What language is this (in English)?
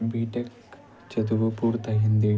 Telugu